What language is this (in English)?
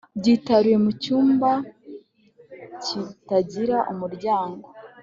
Kinyarwanda